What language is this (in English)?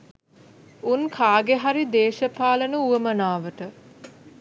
Sinhala